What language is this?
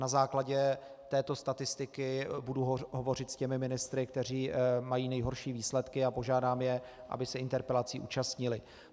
Czech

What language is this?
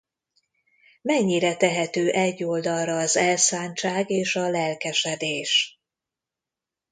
Hungarian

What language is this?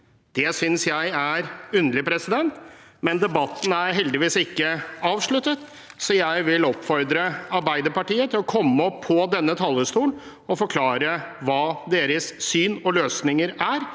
Norwegian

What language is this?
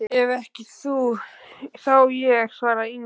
Icelandic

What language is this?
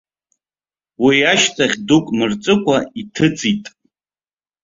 Abkhazian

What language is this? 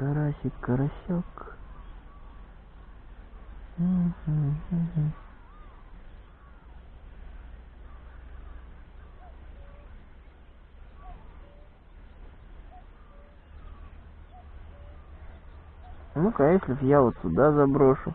Russian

